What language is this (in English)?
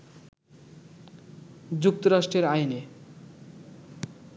Bangla